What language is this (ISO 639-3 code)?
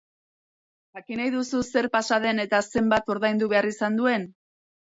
eus